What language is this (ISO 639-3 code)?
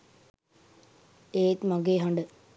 sin